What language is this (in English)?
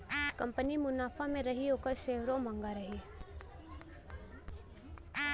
Bhojpuri